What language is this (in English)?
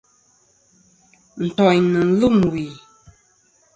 Kom